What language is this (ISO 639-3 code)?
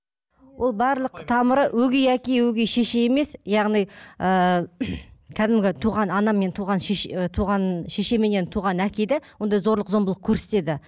kaz